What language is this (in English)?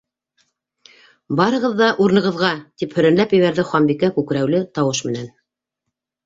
Bashkir